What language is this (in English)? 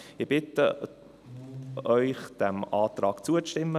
Swiss German